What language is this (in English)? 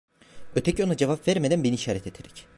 Turkish